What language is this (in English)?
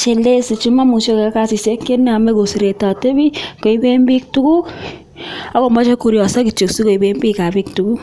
Kalenjin